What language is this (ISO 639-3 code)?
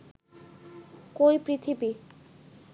ben